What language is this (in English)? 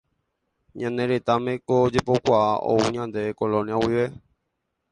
Guarani